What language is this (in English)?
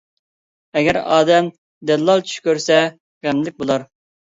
Uyghur